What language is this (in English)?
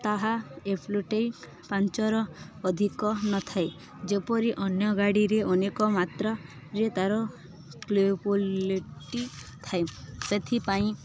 Odia